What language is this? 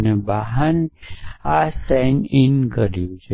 Gujarati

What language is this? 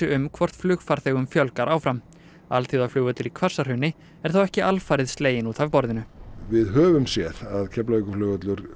Icelandic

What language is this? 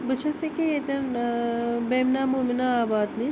Kashmiri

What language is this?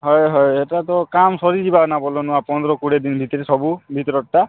Odia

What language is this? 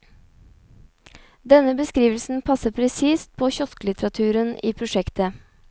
Norwegian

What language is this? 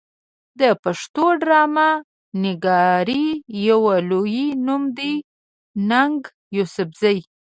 Pashto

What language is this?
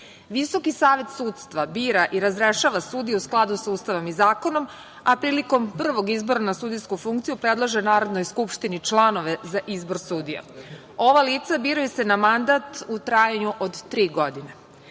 Serbian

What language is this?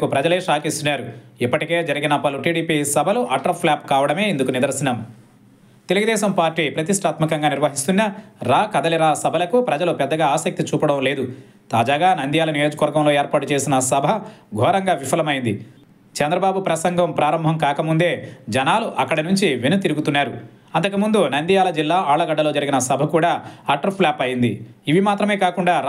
Telugu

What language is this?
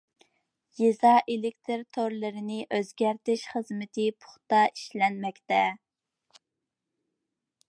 Uyghur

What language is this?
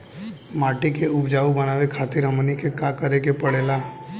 Bhojpuri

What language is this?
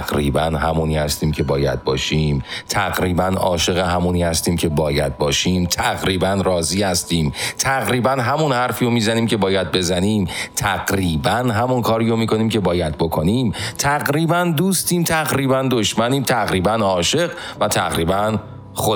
Persian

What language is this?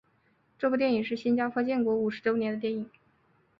Chinese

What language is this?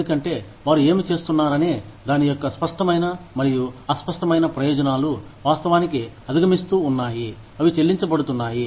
Telugu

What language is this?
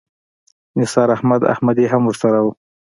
Pashto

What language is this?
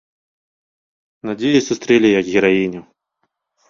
Belarusian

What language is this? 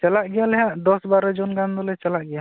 Santali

